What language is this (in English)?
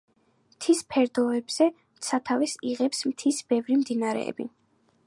Georgian